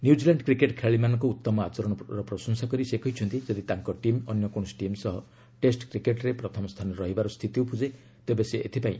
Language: Odia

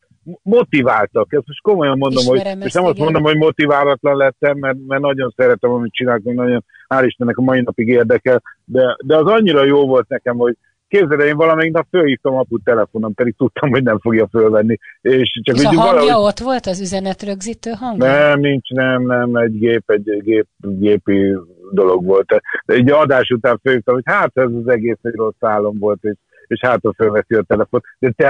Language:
Hungarian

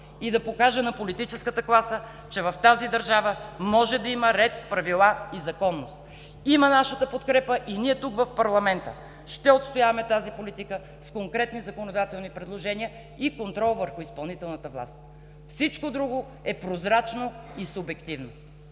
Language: Bulgarian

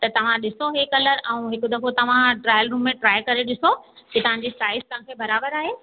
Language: Sindhi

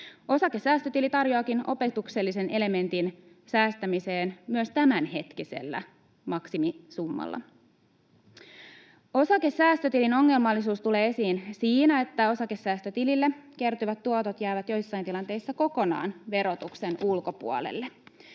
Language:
Finnish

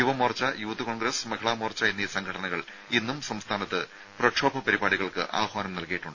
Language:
Malayalam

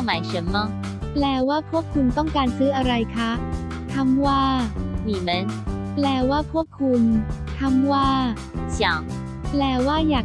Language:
Thai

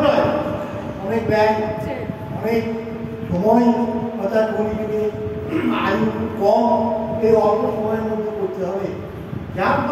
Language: Bangla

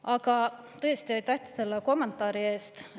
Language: Estonian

